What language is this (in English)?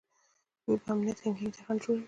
Pashto